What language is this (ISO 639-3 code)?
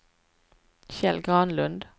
swe